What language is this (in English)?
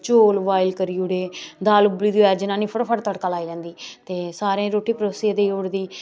Dogri